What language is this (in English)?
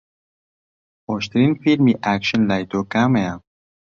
Central Kurdish